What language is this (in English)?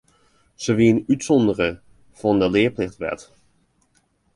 Western Frisian